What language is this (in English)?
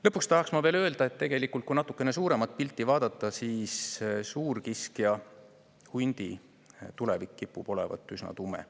Estonian